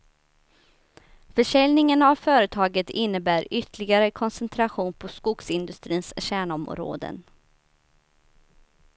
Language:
Swedish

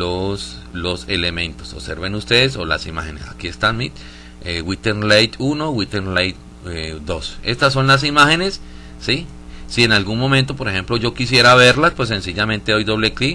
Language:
Spanish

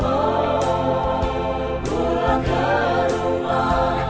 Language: Indonesian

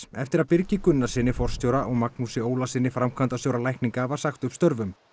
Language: Icelandic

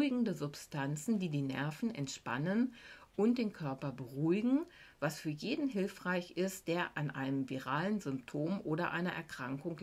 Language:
German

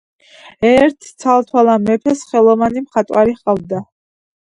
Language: Georgian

